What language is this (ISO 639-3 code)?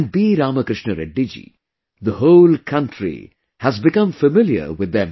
eng